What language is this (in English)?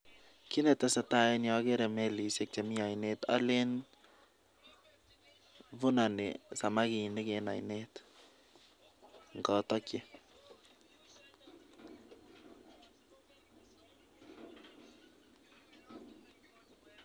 Kalenjin